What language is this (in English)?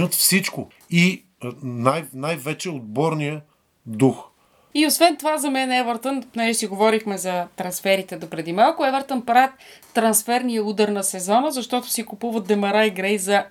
Bulgarian